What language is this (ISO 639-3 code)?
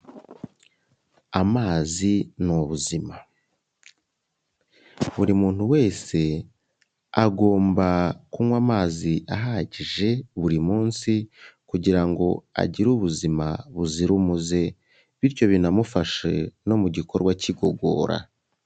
kin